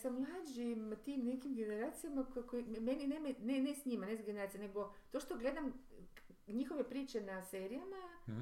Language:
Croatian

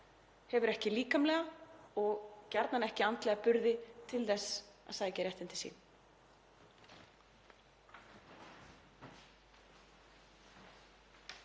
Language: Icelandic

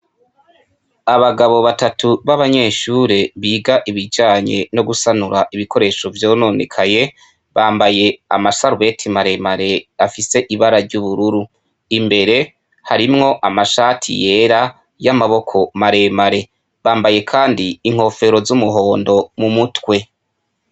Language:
Rundi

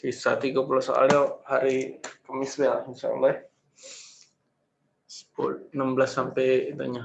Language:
Indonesian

